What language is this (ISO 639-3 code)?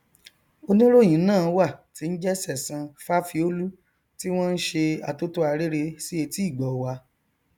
yor